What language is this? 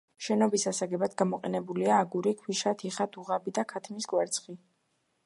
Georgian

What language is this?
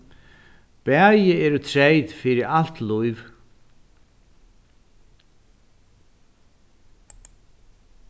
Faroese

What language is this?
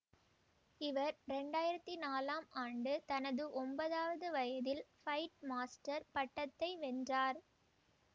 Tamil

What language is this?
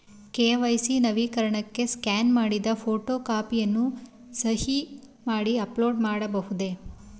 Kannada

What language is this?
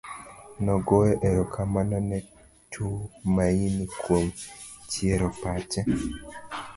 Luo (Kenya and Tanzania)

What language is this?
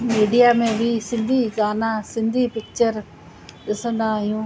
Sindhi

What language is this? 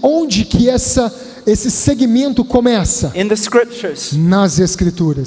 Portuguese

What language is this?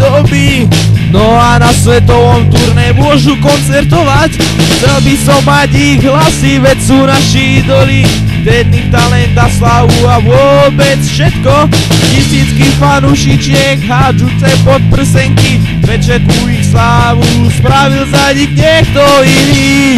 Romanian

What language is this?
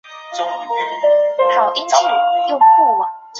Chinese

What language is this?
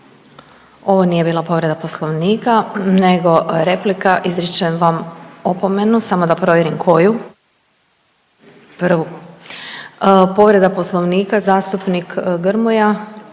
Croatian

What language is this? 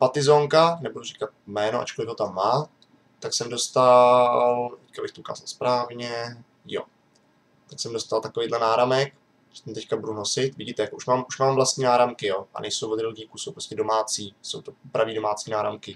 Czech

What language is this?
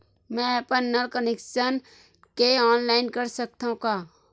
Chhattisgarhi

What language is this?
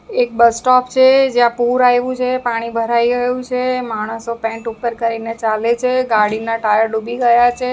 Gujarati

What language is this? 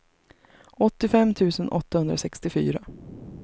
Swedish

